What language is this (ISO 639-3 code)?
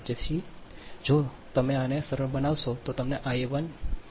guj